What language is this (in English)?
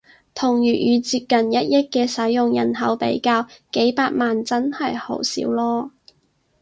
Cantonese